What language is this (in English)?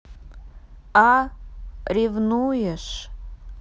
Russian